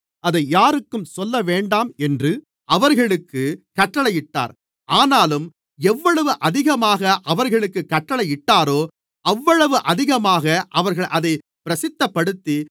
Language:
Tamil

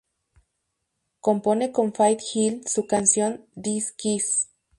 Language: Spanish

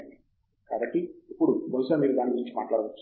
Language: Telugu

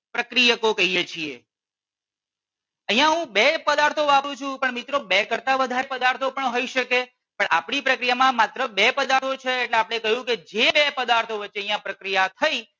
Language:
Gujarati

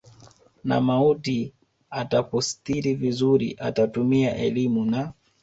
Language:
Swahili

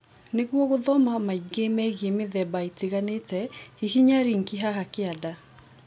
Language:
Kikuyu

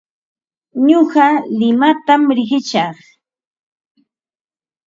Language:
Ambo-Pasco Quechua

